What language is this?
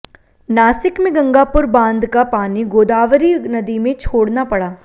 Hindi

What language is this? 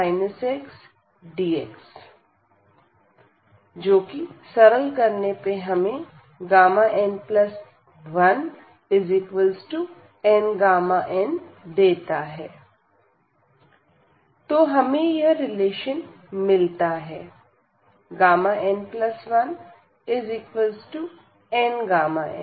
Hindi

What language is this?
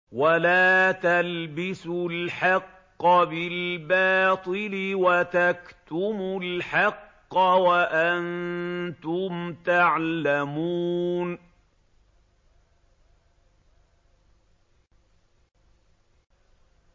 Arabic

